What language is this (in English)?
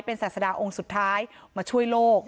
Thai